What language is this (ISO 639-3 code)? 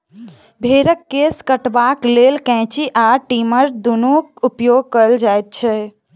mai